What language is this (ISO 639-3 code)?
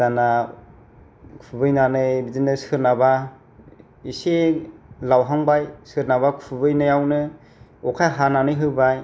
brx